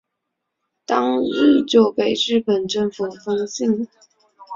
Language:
Chinese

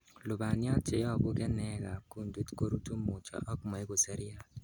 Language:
Kalenjin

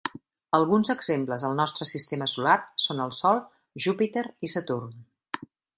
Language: Catalan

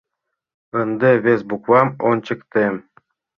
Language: Mari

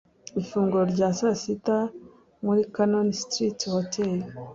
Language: Kinyarwanda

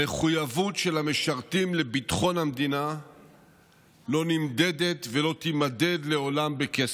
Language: Hebrew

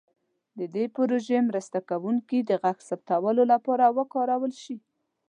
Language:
Pashto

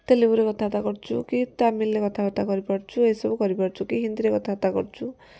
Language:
Odia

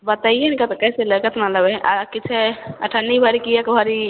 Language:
Maithili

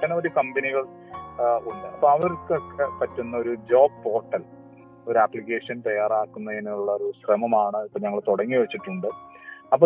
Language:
Malayalam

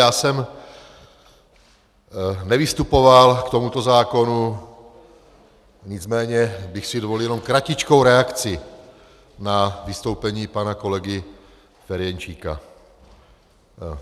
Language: Czech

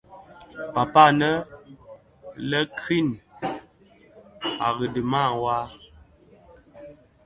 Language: Bafia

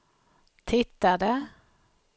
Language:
Swedish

